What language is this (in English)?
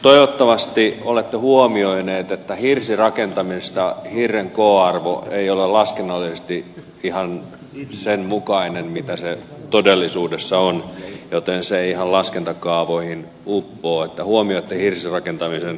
Finnish